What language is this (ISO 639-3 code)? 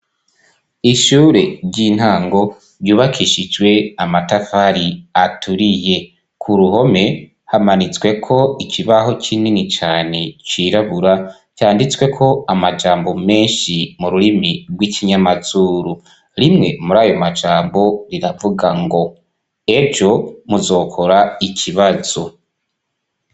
run